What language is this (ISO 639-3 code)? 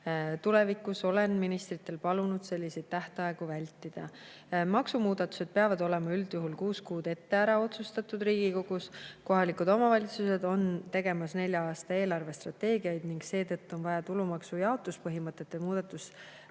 est